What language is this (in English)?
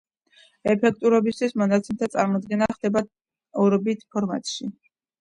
Georgian